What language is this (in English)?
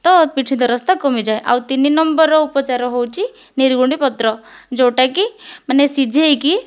Odia